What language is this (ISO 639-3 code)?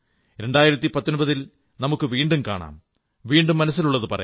mal